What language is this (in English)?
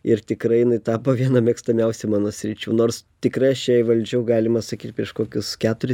Lithuanian